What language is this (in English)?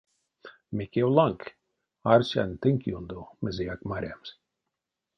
Erzya